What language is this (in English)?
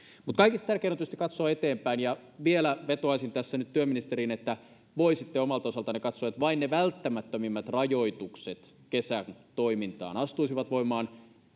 Finnish